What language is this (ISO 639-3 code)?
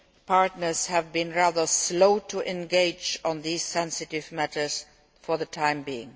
eng